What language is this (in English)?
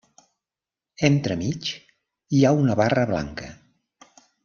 Catalan